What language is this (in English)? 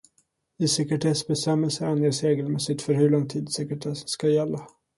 Swedish